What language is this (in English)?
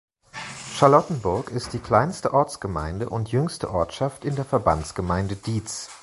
German